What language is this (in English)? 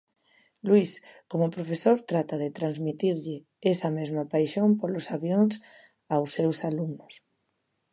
Galician